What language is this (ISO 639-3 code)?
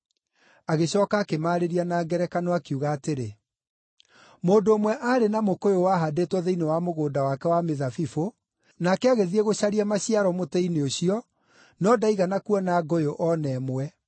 kik